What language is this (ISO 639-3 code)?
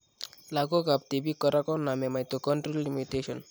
kln